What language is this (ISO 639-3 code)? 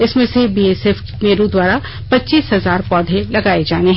hin